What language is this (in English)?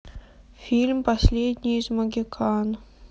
Russian